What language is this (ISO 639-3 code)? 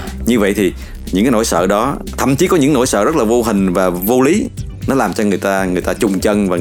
vie